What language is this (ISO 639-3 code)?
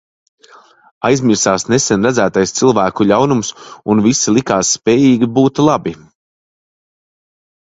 lav